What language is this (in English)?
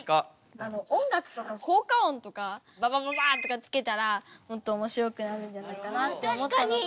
Japanese